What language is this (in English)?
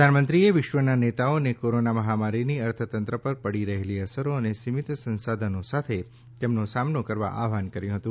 Gujarati